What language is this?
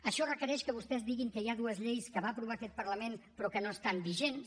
Catalan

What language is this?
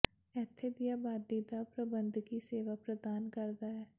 Punjabi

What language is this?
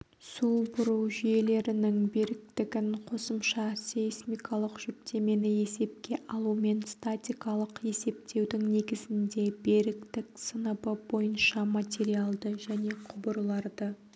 Kazakh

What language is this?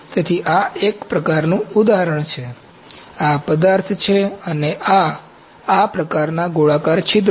Gujarati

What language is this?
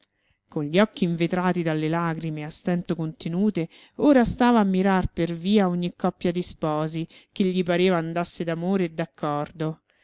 Italian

